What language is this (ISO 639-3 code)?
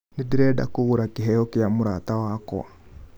kik